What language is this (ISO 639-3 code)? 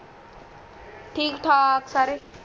pan